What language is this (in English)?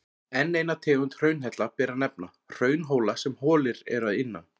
Icelandic